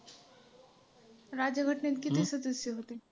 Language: Marathi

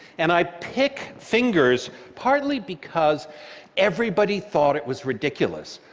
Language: English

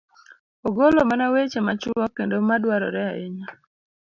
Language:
Luo (Kenya and Tanzania)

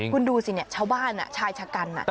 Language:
Thai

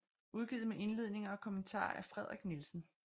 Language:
Danish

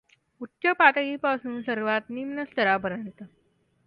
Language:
Marathi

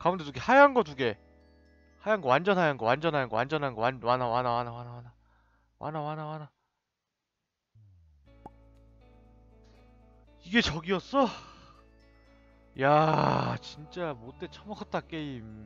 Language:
Korean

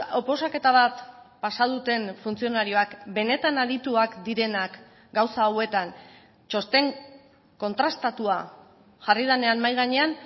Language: Basque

